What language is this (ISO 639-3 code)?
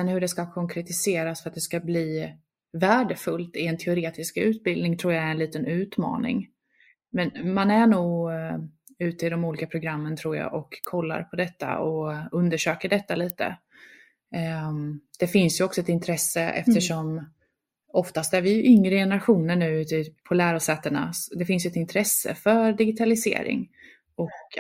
swe